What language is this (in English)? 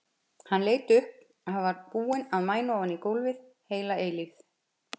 Icelandic